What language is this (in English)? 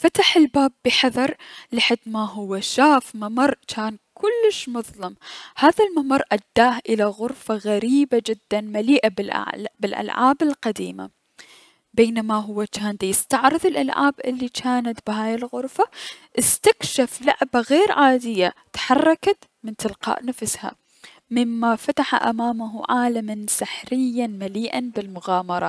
Mesopotamian Arabic